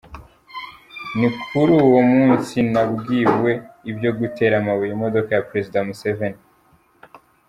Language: Kinyarwanda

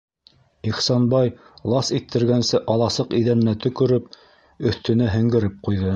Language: Bashkir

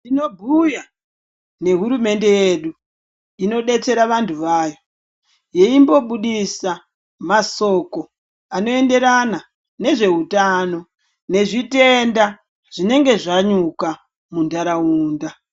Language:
Ndau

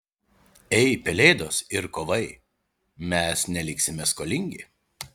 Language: Lithuanian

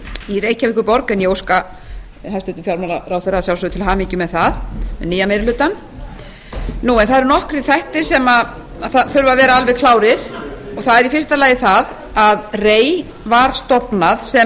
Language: Icelandic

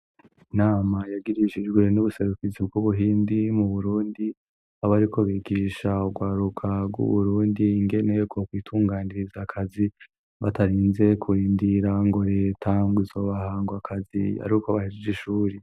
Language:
Rundi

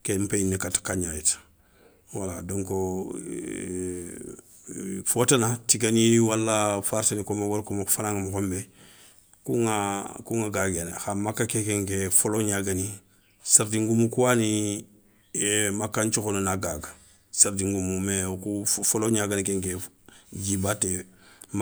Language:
Soninke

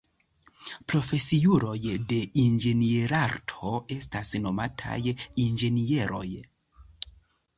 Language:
Esperanto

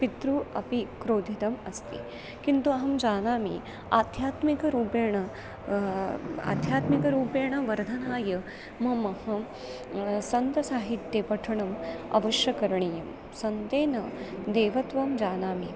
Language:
Sanskrit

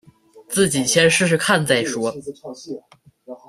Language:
Chinese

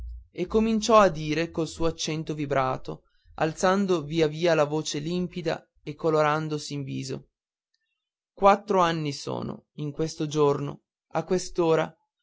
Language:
Italian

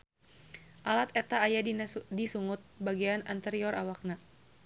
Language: Sundanese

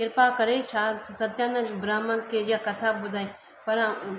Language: Sindhi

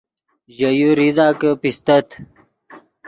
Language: Yidgha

